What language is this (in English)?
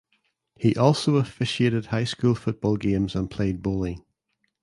English